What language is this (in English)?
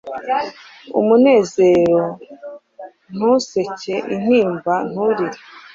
Kinyarwanda